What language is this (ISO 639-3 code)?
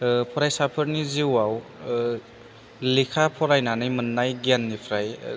brx